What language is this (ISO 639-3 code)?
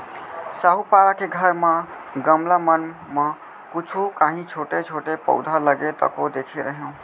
hne